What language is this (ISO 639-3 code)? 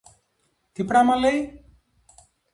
ell